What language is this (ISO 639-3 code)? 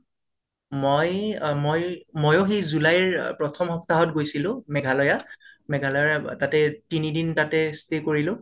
asm